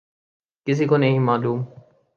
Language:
Urdu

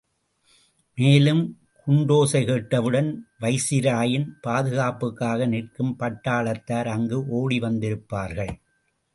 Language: Tamil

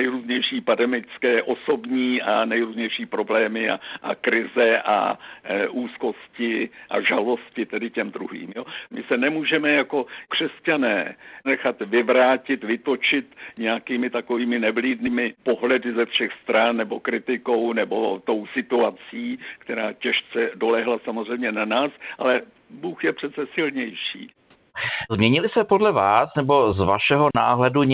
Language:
Czech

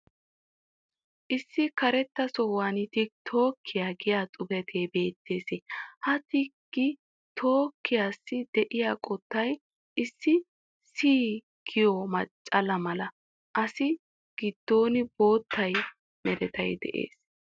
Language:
Wolaytta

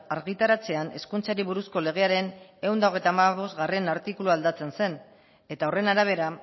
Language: Basque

